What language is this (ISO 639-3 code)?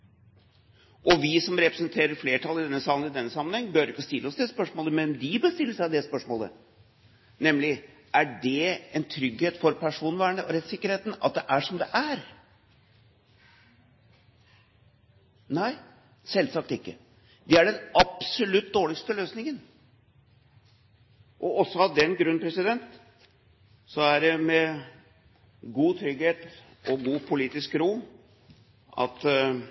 nob